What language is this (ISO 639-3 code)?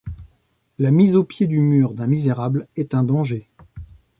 fra